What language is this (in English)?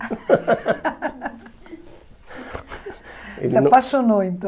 Portuguese